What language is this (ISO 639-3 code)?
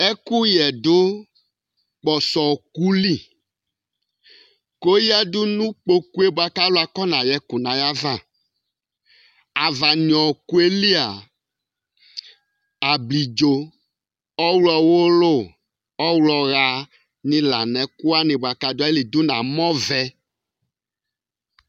kpo